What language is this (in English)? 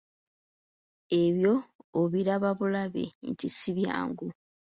Ganda